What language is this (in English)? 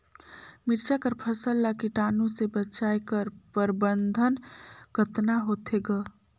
Chhattisgarhi